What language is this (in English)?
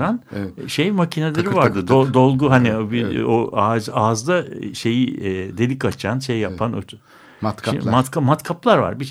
Turkish